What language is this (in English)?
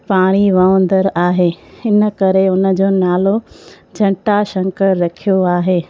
Sindhi